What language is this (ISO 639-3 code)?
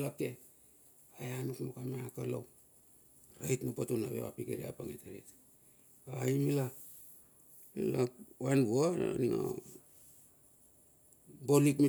bxf